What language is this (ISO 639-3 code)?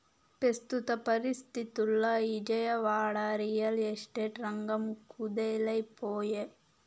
tel